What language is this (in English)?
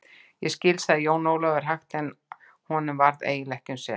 Icelandic